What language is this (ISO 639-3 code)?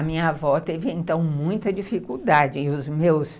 por